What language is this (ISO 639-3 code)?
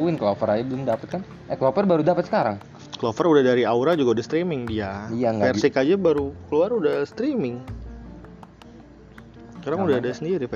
ind